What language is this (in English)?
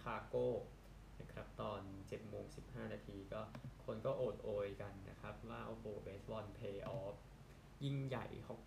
Thai